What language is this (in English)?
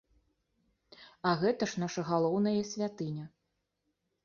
Belarusian